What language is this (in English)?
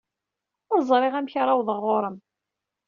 Kabyle